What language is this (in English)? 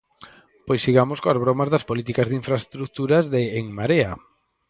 Galician